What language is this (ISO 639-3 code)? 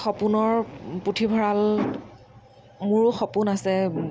asm